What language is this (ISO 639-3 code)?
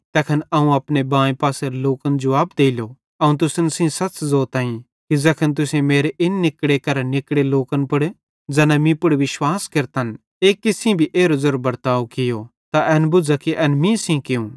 bhd